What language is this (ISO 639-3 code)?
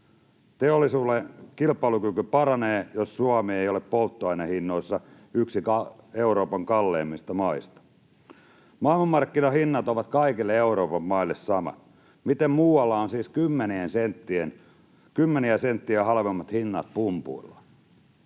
fin